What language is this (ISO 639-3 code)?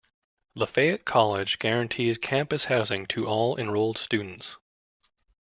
eng